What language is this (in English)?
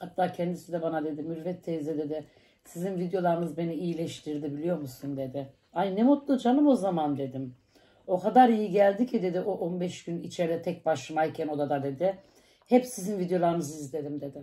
Turkish